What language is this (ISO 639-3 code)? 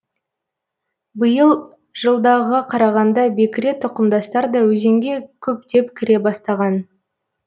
kaz